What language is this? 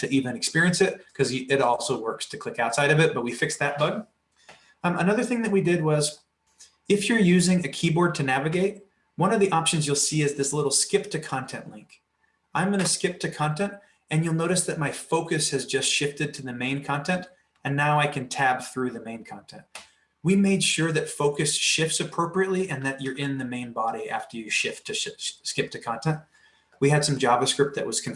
English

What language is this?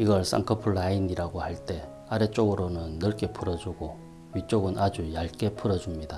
Korean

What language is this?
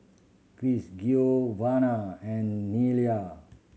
English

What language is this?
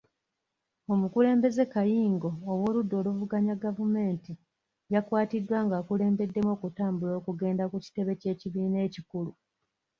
Ganda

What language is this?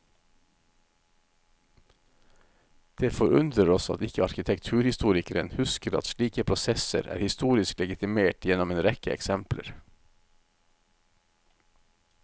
Norwegian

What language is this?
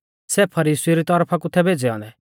Mahasu Pahari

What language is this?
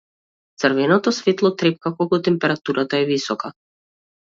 Macedonian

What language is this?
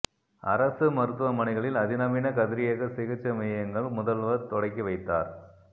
Tamil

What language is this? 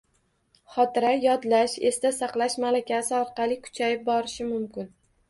Uzbek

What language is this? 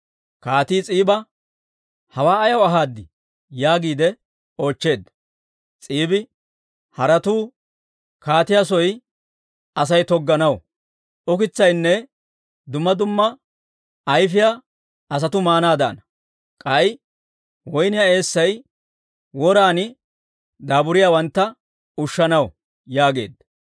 Dawro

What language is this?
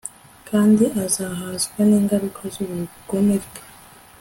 Kinyarwanda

